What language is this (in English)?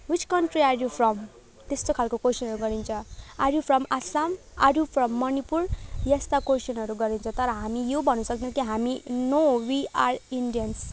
Nepali